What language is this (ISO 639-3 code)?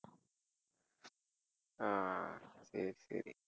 tam